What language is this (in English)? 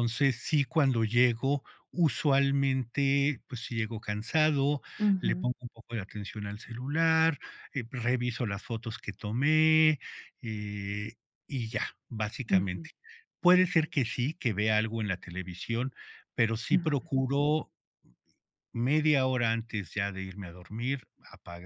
Spanish